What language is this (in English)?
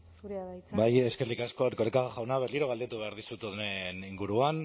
Basque